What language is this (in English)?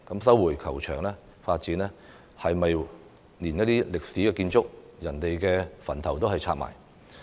Cantonese